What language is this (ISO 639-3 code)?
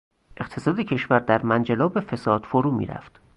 fas